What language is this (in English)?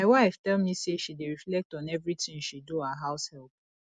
Nigerian Pidgin